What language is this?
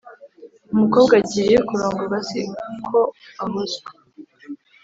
Kinyarwanda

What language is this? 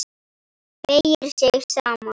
Icelandic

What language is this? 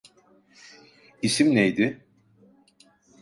Turkish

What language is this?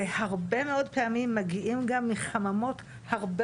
Hebrew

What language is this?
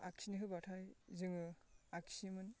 Bodo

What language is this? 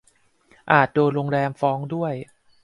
Thai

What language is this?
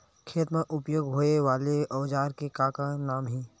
Chhattisgarhi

